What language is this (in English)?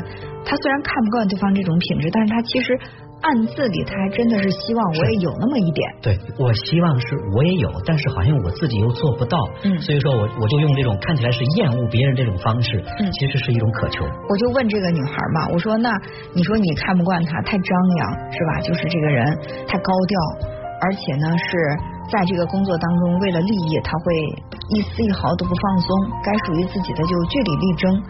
Chinese